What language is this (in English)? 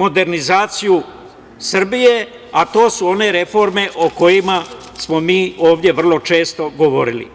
Serbian